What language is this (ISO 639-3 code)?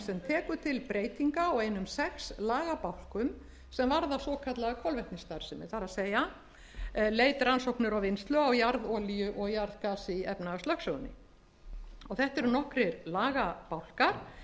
isl